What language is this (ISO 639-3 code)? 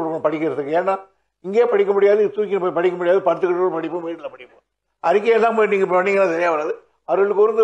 tam